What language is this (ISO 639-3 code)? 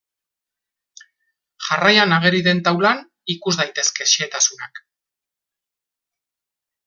eus